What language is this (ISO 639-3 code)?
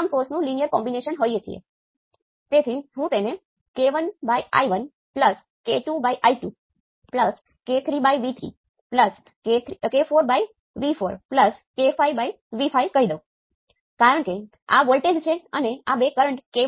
guj